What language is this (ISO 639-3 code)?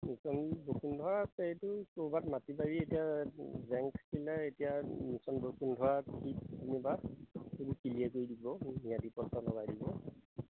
asm